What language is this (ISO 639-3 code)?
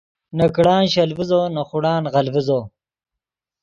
ydg